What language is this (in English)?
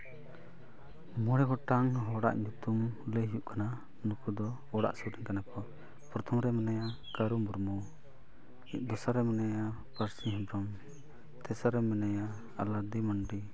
Santali